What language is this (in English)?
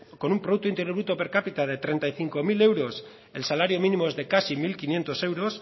Spanish